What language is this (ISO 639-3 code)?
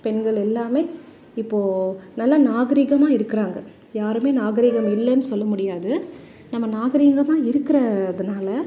tam